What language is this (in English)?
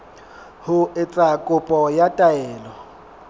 Southern Sotho